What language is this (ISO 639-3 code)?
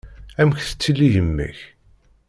kab